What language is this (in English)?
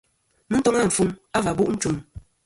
Kom